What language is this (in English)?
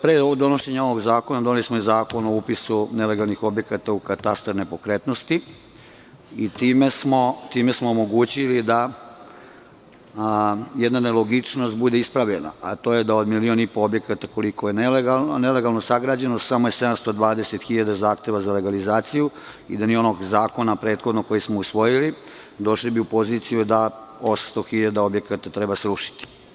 Serbian